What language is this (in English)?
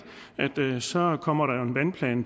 Danish